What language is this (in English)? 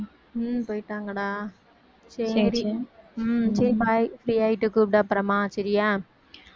Tamil